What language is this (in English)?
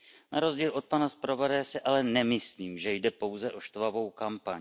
Czech